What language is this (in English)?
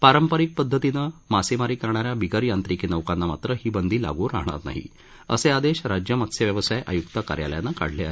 Marathi